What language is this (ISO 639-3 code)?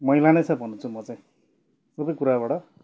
nep